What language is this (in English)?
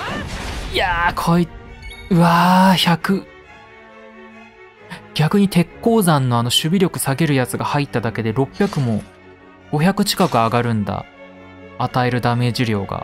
Japanese